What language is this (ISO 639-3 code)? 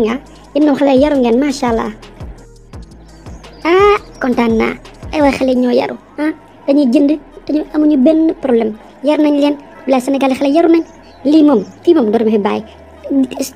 nld